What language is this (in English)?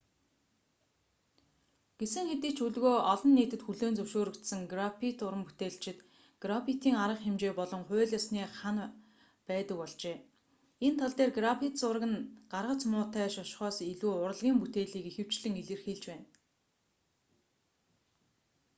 Mongolian